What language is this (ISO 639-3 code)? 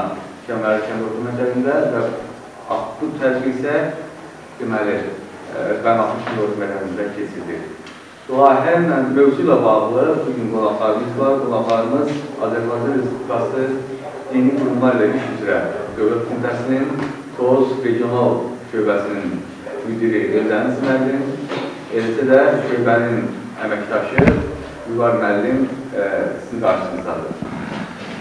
tur